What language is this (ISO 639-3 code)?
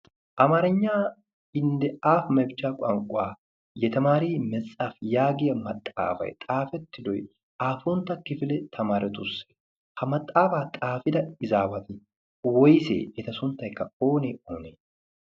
wal